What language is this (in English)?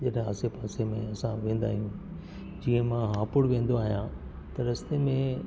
Sindhi